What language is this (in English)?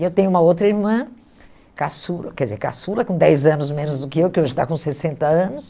Portuguese